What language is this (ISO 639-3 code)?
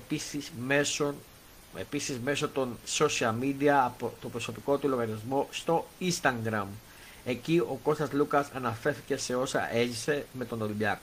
ell